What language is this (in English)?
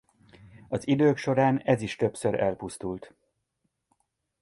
Hungarian